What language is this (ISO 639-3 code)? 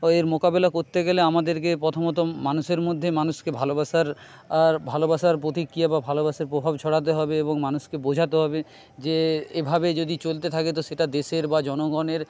ben